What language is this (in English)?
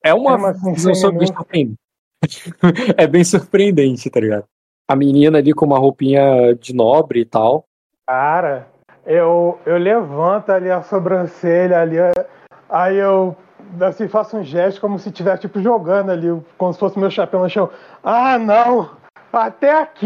Portuguese